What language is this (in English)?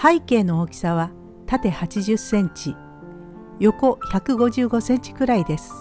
Japanese